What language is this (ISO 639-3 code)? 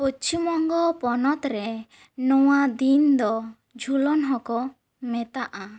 sat